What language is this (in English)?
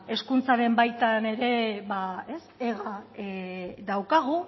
Basque